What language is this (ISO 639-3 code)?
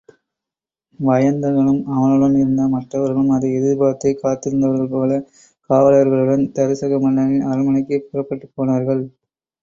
tam